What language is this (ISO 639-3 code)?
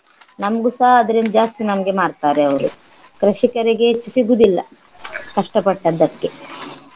kan